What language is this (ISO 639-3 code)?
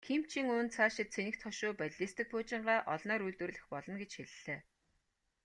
mon